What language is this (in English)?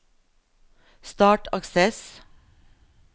Norwegian